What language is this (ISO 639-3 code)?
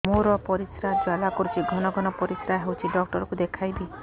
ori